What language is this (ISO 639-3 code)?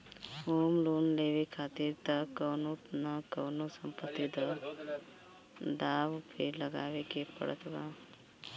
bho